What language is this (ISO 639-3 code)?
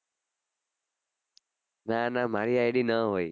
guj